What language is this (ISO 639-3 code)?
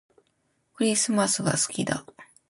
jpn